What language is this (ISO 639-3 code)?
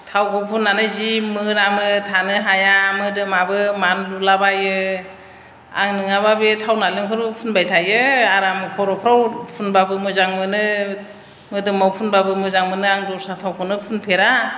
brx